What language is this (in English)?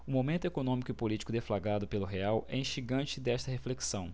Portuguese